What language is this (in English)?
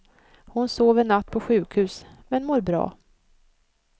Swedish